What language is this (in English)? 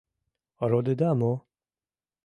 Mari